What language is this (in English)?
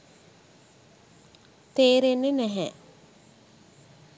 Sinhala